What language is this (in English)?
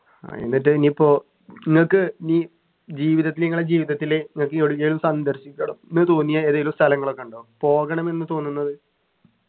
Malayalam